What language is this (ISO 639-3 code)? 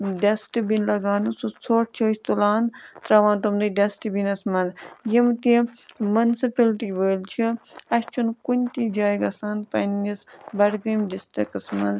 kas